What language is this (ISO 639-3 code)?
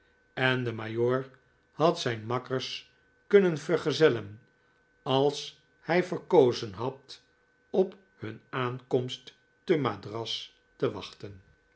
nld